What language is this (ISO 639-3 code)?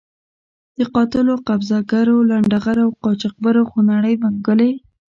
pus